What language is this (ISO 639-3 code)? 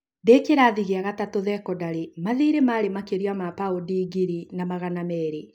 kik